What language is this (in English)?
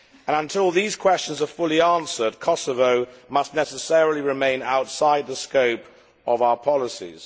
English